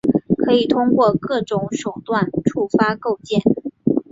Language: Chinese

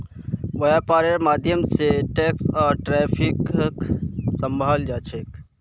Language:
Magahi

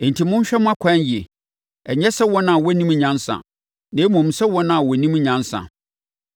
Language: Akan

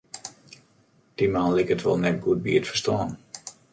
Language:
Western Frisian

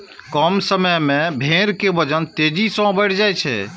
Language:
Maithili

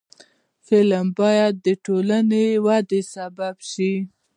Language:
Pashto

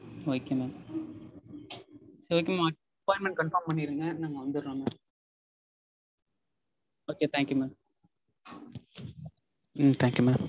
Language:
Tamil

